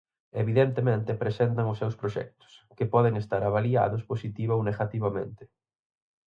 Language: Galician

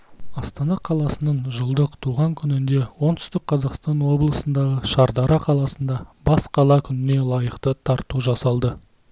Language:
Kazakh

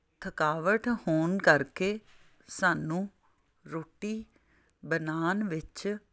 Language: Punjabi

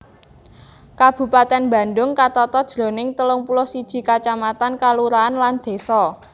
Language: Javanese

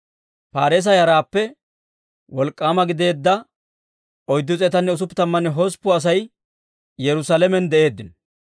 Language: Dawro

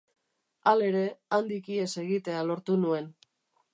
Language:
Basque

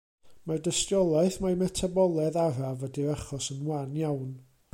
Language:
Welsh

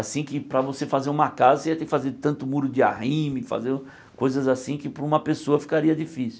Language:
Portuguese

